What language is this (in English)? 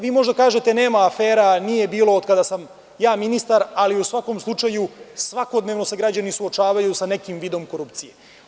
Serbian